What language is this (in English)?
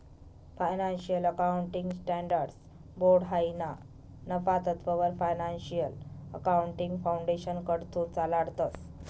Marathi